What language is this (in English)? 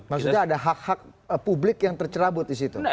Indonesian